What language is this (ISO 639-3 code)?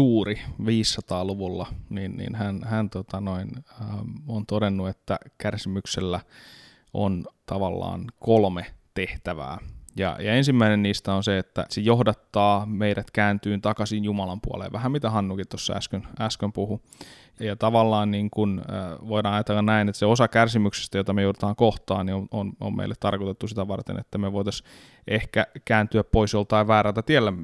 fin